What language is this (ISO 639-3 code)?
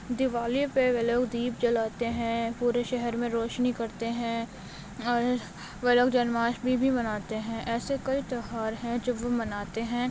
urd